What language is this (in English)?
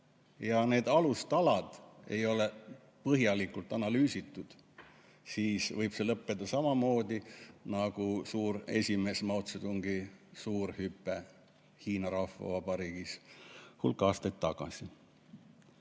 Estonian